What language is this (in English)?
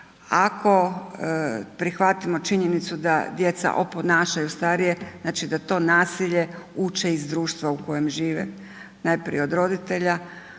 Croatian